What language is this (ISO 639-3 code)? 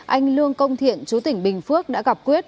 vie